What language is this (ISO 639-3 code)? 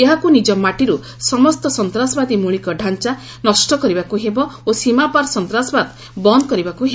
ori